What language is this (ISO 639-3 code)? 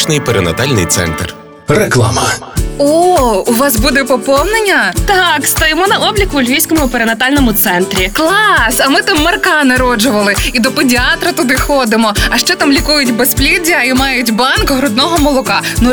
ukr